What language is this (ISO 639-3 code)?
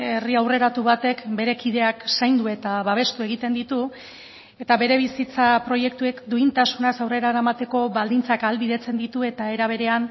eus